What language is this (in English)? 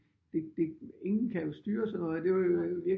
Danish